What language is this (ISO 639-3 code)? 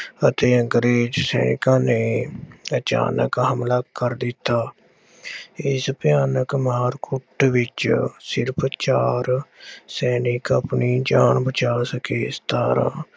pan